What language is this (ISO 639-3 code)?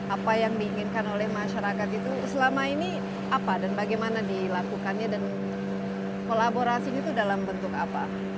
ind